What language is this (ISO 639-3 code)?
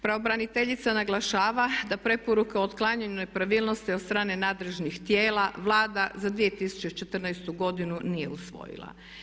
hrv